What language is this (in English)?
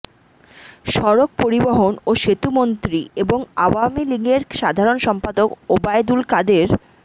Bangla